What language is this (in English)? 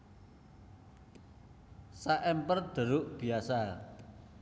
Javanese